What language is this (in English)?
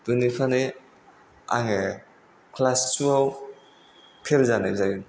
Bodo